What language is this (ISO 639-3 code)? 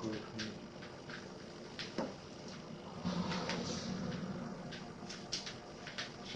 deu